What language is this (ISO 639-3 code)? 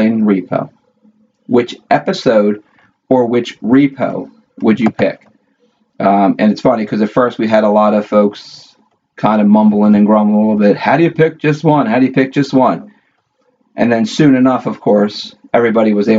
eng